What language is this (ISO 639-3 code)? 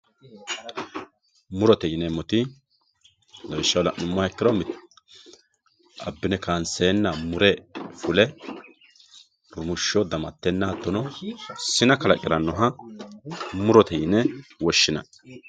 sid